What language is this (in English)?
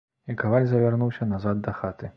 Belarusian